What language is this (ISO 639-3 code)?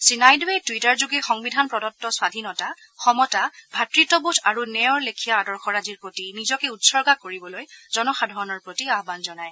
asm